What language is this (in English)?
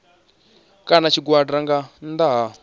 Venda